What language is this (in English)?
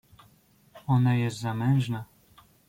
Polish